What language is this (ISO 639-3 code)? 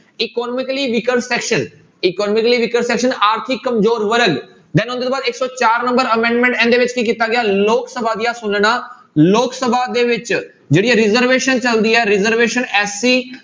pan